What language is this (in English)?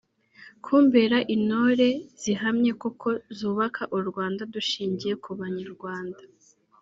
Kinyarwanda